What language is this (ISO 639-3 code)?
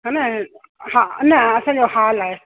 snd